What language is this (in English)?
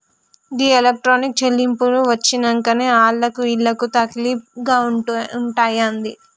Telugu